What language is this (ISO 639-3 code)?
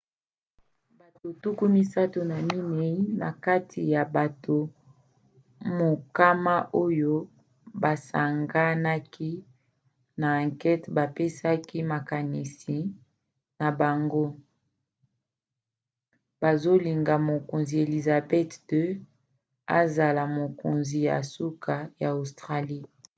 lin